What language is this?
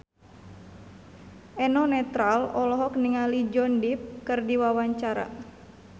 Sundanese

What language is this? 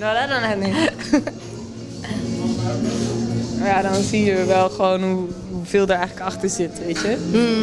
Dutch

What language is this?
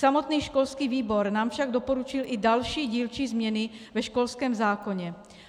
Czech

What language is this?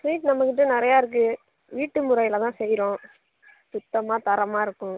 Tamil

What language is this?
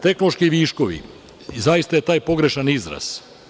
Serbian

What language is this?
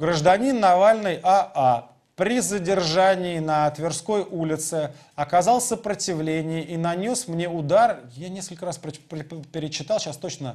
Russian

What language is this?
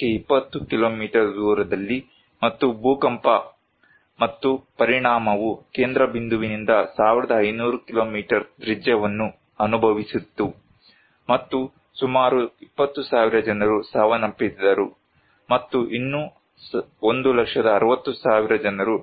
Kannada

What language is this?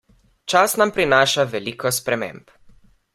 Slovenian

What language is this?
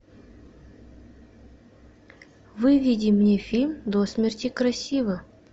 Russian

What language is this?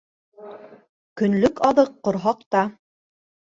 Bashkir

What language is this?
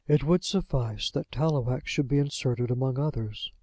English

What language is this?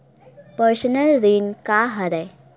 Chhattisgarhi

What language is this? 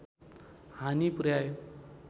Nepali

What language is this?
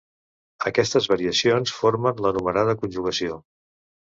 Catalan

